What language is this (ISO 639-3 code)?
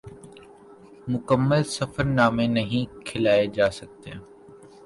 urd